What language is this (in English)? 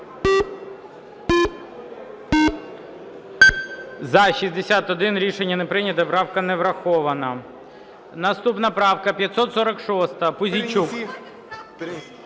Ukrainian